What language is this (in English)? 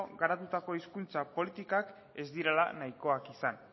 Basque